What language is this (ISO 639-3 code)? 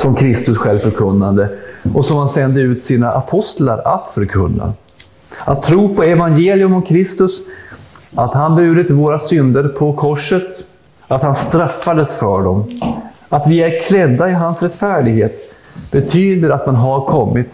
swe